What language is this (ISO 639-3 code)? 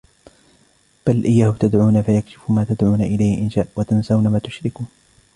ara